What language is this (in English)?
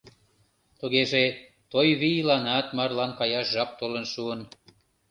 Mari